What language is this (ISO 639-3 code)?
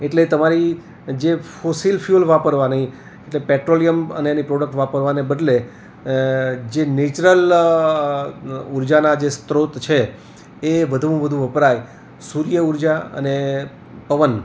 guj